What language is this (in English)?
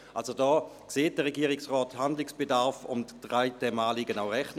Swiss German